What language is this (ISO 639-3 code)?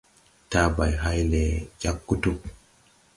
tui